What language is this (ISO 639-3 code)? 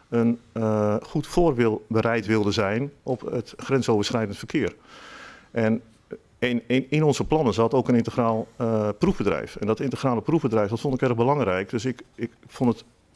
nld